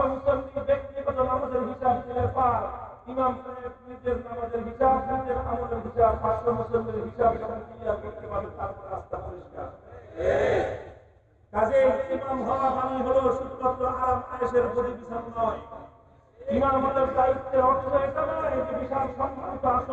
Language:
Turkish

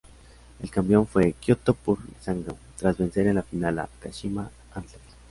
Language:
Spanish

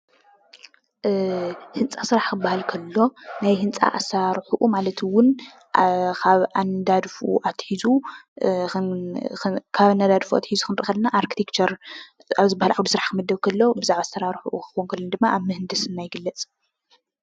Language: Tigrinya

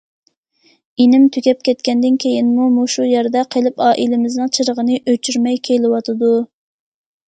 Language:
Uyghur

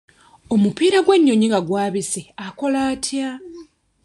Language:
Ganda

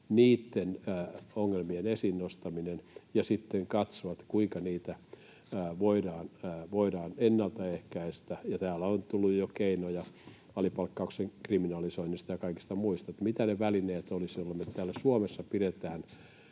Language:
Finnish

